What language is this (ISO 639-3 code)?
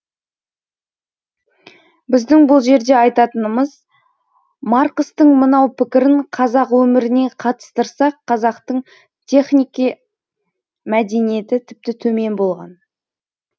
kaz